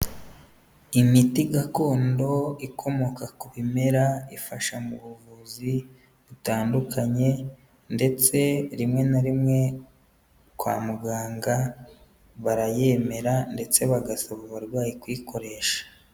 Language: Kinyarwanda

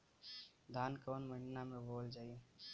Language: Bhojpuri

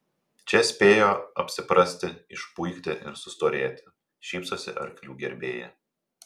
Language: Lithuanian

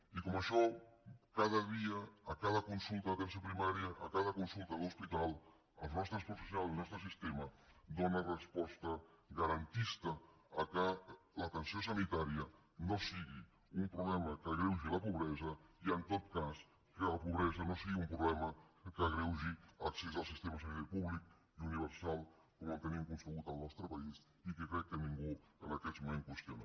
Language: Catalan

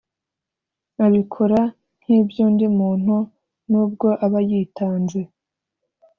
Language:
Kinyarwanda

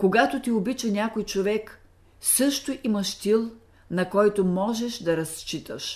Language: Bulgarian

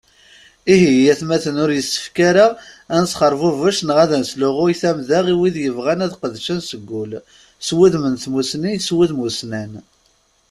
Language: Kabyle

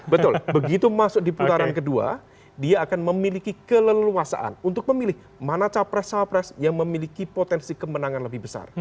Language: Indonesian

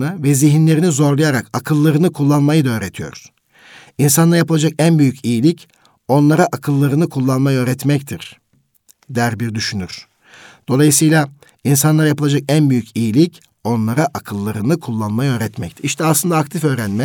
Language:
Turkish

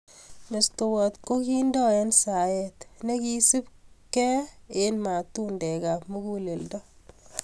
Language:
Kalenjin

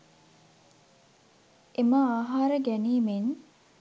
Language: Sinhala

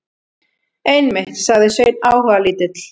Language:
Icelandic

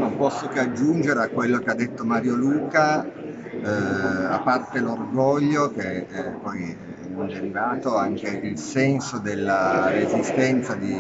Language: Italian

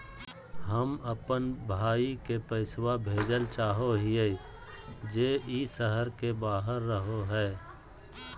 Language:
Magahi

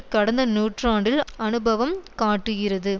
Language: Tamil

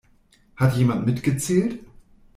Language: German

